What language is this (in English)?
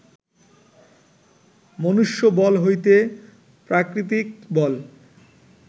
Bangla